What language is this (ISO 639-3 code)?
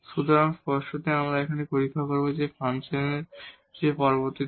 ben